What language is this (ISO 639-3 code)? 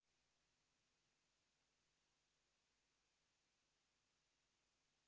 rus